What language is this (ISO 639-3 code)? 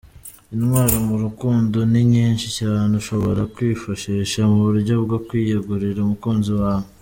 kin